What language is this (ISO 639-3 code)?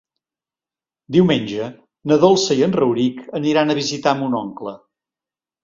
cat